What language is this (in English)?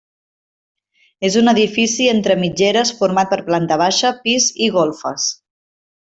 Catalan